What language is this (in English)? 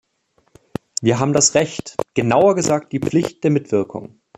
German